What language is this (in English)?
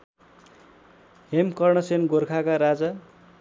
Nepali